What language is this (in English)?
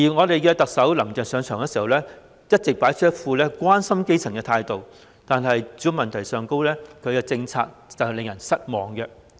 Cantonese